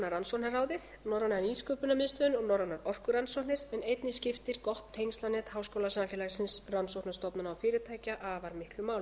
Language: Icelandic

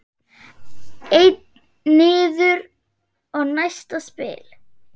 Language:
Icelandic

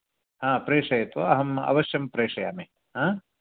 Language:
Sanskrit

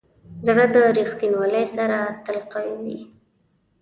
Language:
Pashto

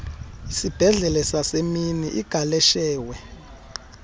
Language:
Xhosa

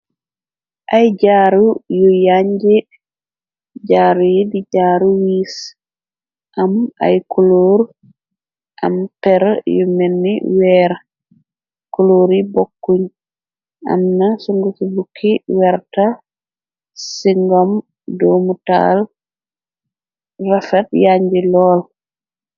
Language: Wolof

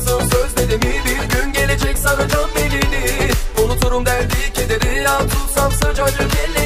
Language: Turkish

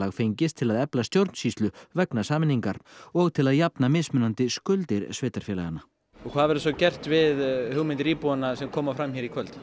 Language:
Icelandic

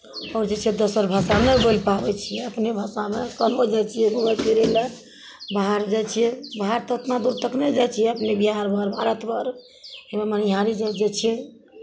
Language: Maithili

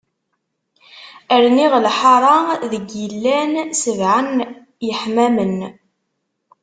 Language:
Kabyle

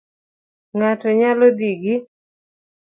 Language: Luo (Kenya and Tanzania)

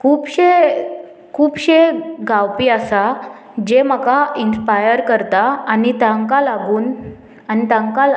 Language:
Konkani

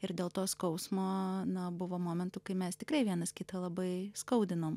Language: Lithuanian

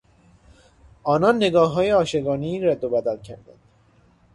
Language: Persian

